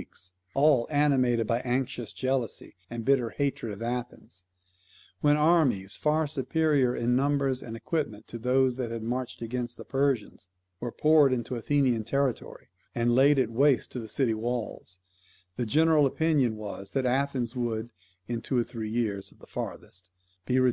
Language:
English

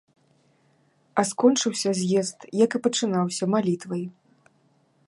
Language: Belarusian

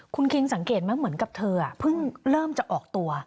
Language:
Thai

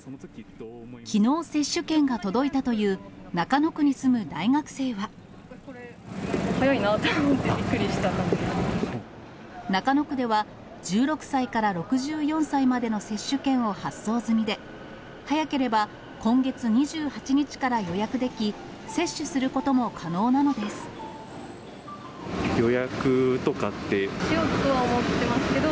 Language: Japanese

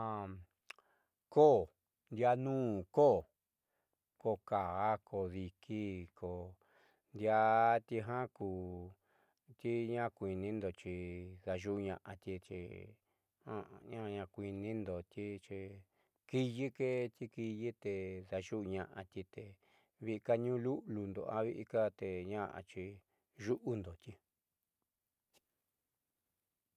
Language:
Southeastern Nochixtlán Mixtec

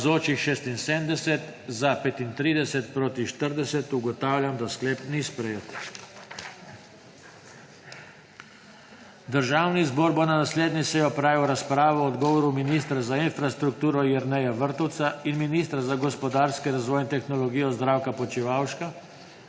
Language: Slovenian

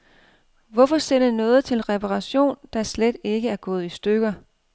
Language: Danish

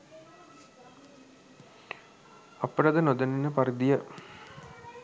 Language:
Sinhala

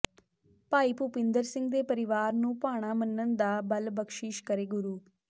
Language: Punjabi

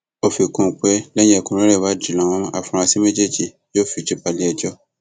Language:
Yoruba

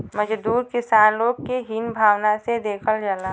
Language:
Bhojpuri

